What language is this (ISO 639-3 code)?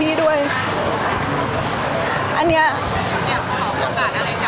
tha